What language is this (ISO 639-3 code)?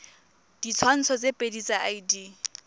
tsn